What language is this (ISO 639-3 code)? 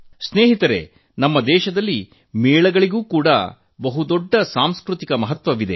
kan